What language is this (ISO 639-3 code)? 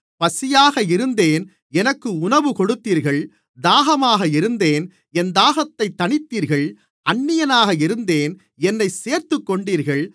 tam